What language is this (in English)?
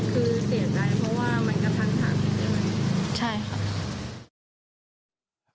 Thai